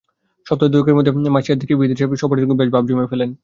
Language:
Bangla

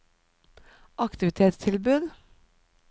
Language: Norwegian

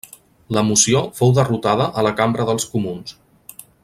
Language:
Catalan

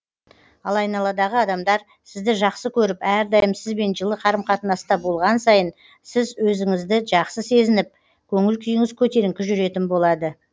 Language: Kazakh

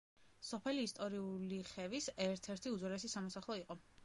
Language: Georgian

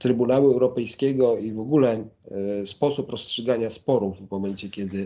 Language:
Polish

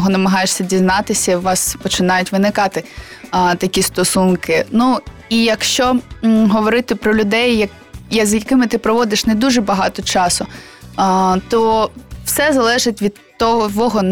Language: Ukrainian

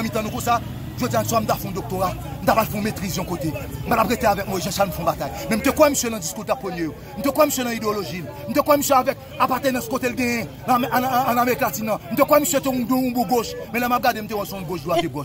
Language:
French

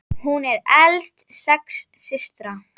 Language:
Icelandic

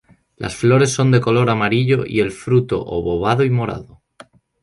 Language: Spanish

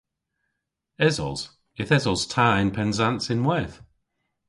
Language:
Cornish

